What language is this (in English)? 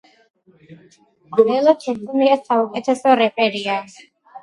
Georgian